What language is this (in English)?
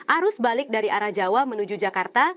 Indonesian